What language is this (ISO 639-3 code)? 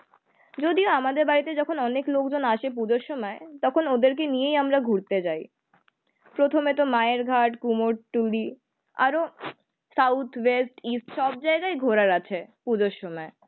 ben